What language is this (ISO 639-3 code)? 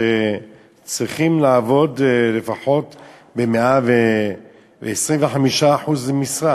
heb